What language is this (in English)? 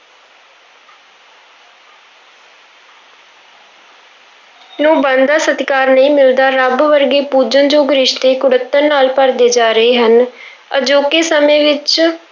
Punjabi